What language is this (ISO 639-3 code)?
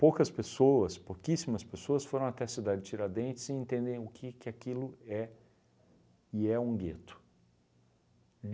por